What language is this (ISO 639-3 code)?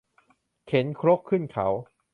tha